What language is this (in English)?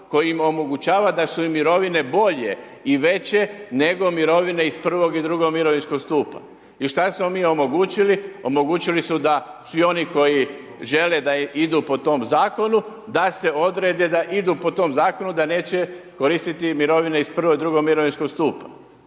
Croatian